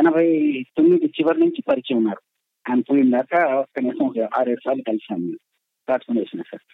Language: Telugu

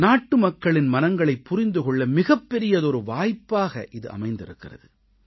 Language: Tamil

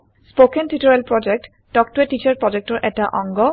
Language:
Assamese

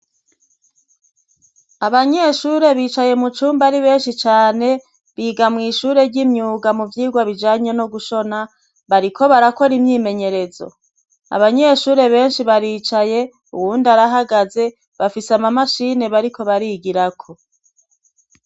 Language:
Rundi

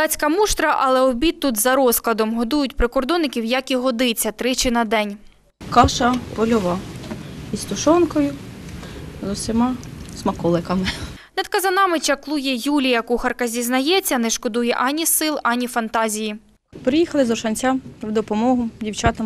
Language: Ukrainian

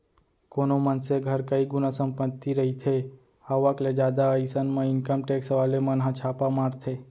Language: Chhattisgarhi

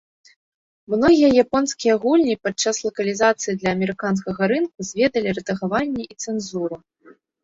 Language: Belarusian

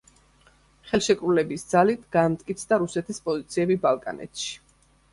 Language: Georgian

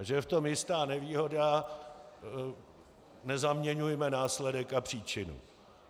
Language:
Czech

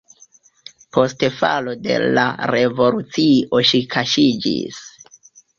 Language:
Esperanto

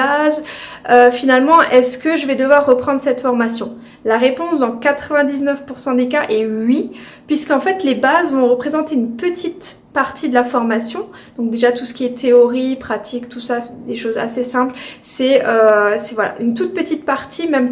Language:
French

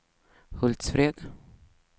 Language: Swedish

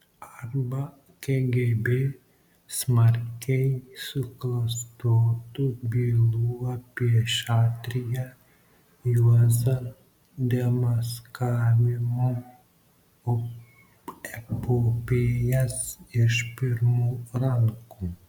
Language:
Lithuanian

